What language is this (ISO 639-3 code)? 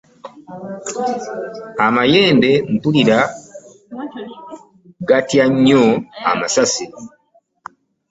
lug